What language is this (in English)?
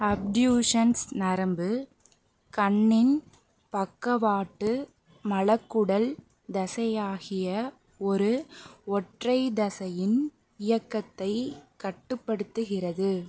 Tamil